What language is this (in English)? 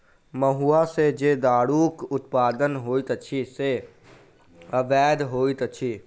Maithili